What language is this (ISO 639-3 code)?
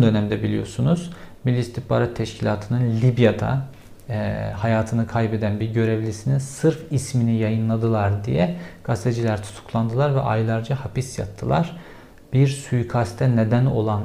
tur